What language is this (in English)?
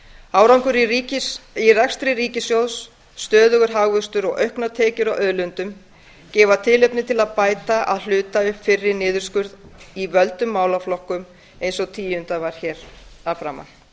Icelandic